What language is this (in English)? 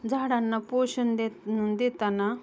Marathi